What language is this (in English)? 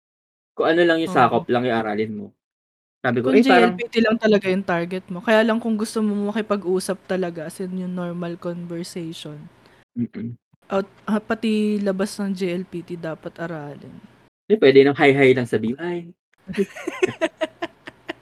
Filipino